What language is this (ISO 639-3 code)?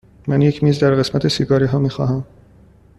fas